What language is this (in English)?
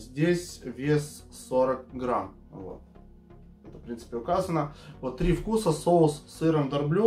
Russian